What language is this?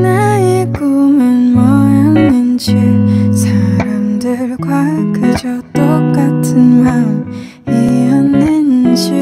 Korean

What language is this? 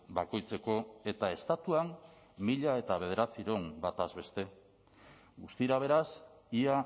Basque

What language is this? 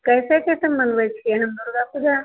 Maithili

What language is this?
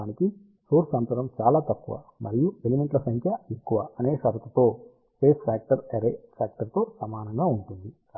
Telugu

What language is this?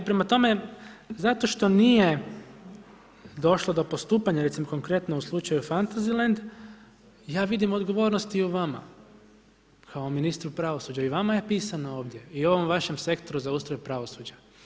Croatian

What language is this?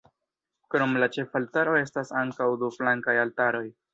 Esperanto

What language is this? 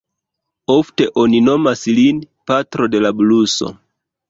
Esperanto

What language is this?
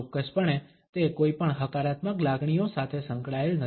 Gujarati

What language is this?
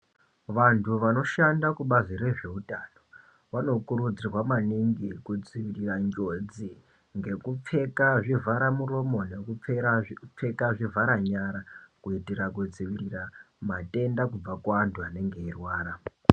Ndau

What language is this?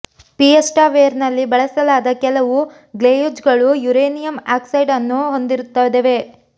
Kannada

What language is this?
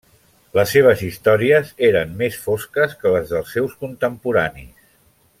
Catalan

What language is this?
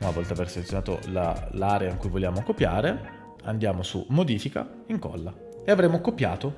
Italian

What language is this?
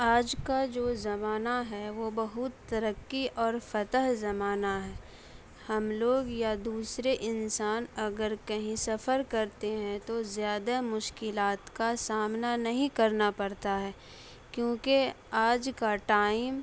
Urdu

